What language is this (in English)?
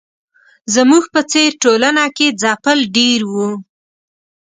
Pashto